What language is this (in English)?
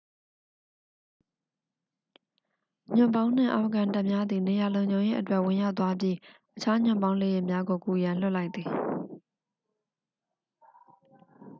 Burmese